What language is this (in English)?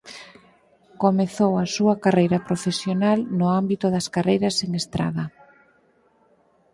Galician